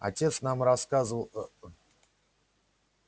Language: Russian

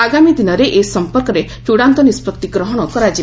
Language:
Odia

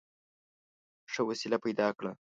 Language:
Pashto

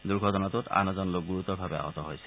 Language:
Assamese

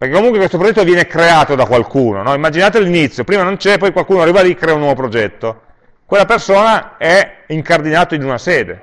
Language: Italian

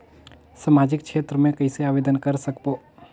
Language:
Chhattisgarhi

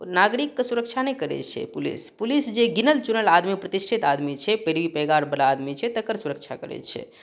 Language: Maithili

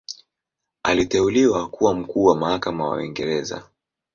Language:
Swahili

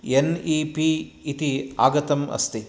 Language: Sanskrit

